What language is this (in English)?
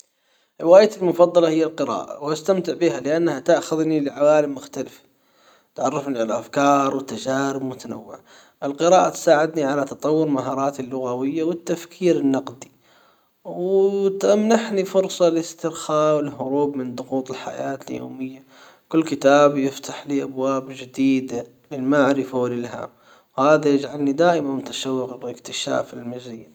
Hijazi Arabic